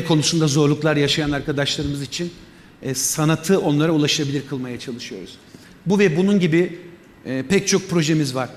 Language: Turkish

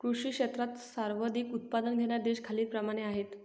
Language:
Marathi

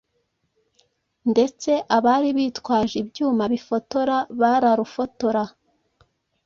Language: Kinyarwanda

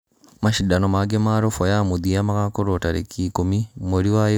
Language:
Kikuyu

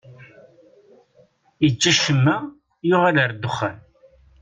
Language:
Kabyle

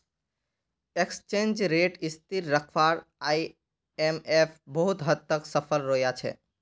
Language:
Magahi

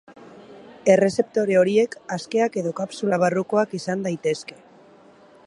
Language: Basque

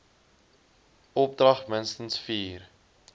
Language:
Afrikaans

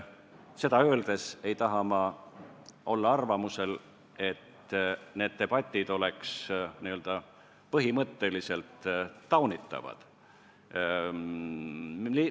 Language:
Estonian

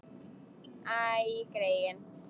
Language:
Icelandic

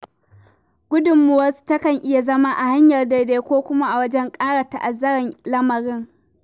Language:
Hausa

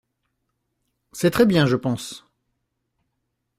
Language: French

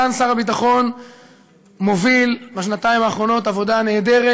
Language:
Hebrew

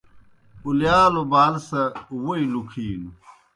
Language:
Kohistani Shina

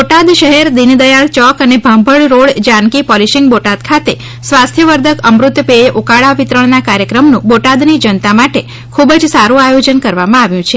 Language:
Gujarati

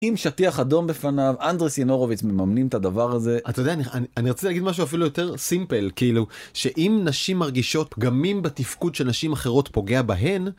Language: Hebrew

